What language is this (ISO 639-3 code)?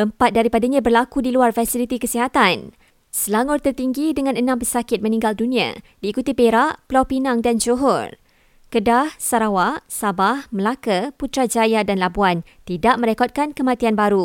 msa